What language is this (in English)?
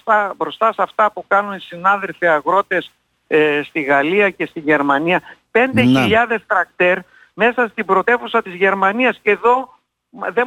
Greek